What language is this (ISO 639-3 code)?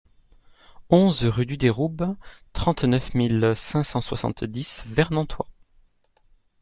fra